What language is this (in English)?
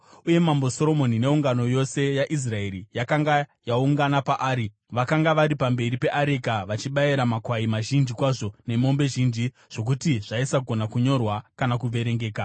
Shona